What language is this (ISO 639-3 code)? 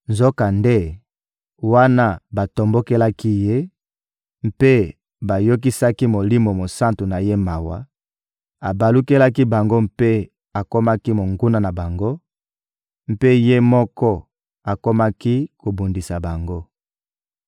lin